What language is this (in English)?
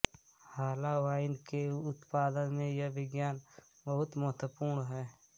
Hindi